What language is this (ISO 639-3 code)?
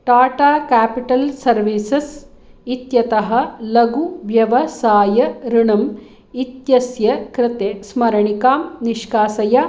san